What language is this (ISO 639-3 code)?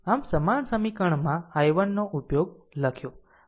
guj